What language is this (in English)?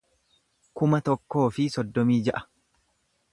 Oromo